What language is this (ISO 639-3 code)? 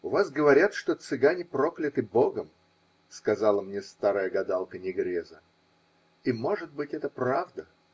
rus